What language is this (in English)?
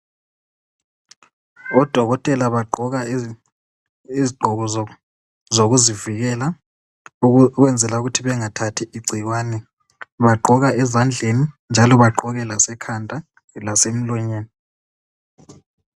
North Ndebele